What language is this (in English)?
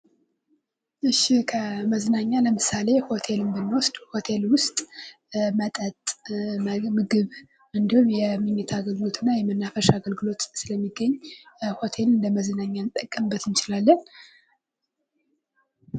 Amharic